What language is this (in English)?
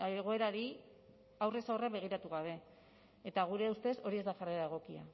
Basque